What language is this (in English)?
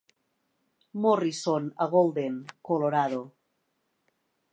Catalan